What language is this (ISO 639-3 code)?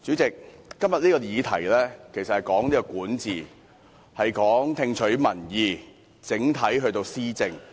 yue